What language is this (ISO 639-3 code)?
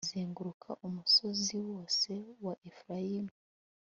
kin